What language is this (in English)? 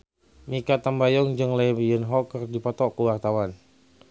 Sundanese